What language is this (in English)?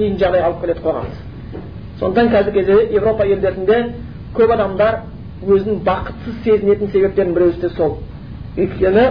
Bulgarian